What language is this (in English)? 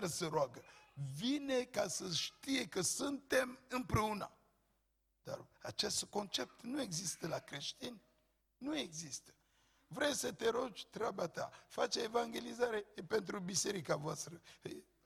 Romanian